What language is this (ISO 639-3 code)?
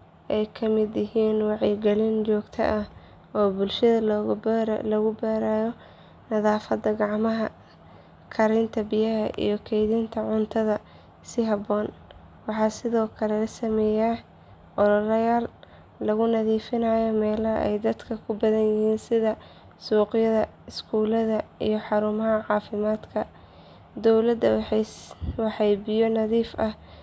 som